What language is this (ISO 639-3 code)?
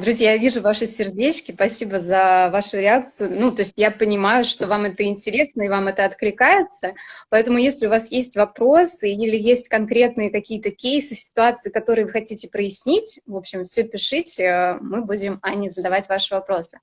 rus